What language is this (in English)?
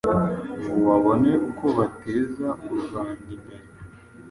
Kinyarwanda